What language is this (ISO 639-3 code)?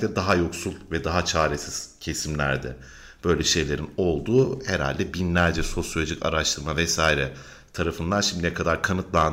tur